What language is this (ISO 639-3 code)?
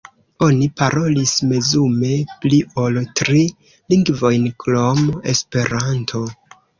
epo